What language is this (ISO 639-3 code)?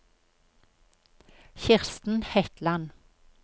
nor